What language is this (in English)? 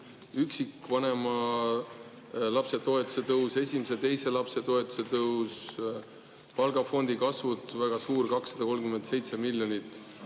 Estonian